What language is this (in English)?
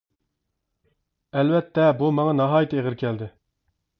Uyghur